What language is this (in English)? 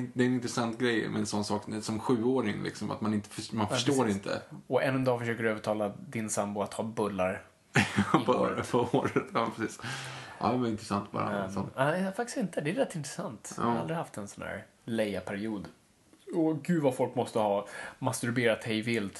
Swedish